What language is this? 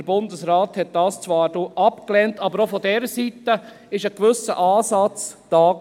Swiss German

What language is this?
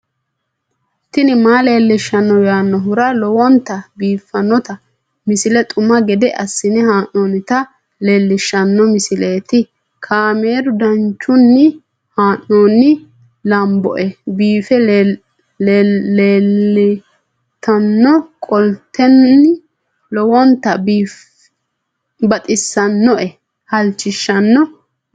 Sidamo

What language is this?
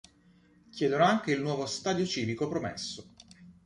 Italian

